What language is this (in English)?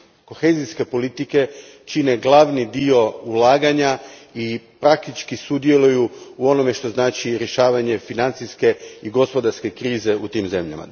Croatian